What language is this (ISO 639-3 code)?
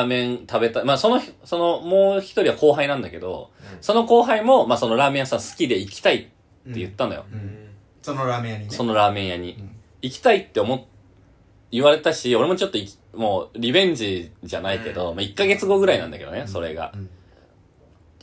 jpn